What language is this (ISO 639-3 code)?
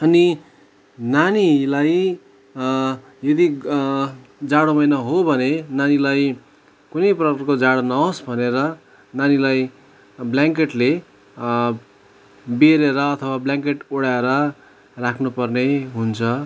nep